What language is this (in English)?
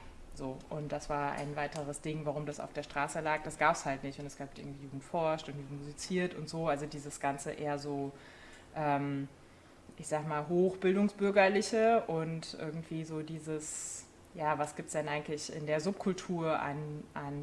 German